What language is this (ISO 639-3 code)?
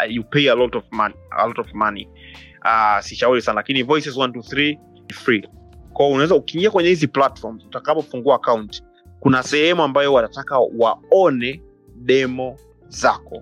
swa